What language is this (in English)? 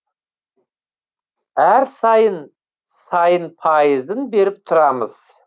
Kazakh